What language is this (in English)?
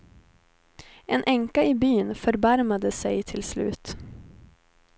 Swedish